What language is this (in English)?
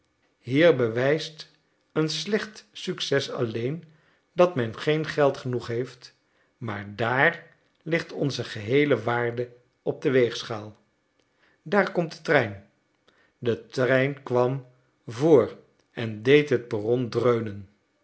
Dutch